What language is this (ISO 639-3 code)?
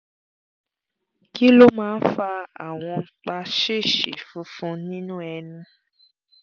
yor